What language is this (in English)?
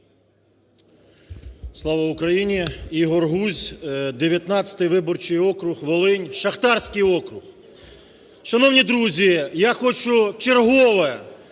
Ukrainian